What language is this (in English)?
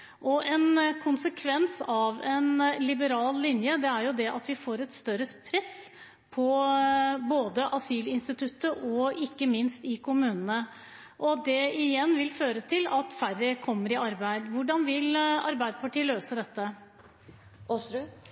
Norwegian Bokmål